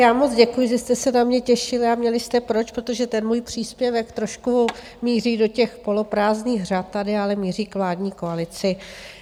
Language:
Czech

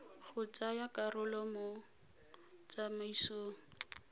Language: Tswana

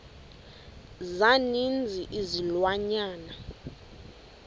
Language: Xhosa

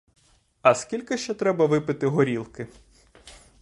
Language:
Ukrainian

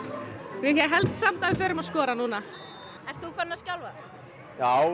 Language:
Icelandic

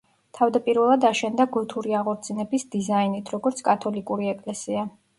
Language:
Georgian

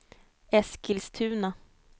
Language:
Swedish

